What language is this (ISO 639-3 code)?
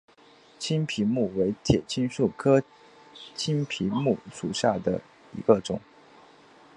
zho